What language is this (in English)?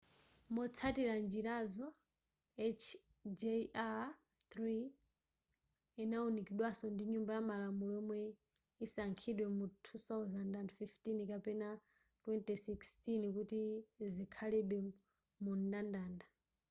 Nyanja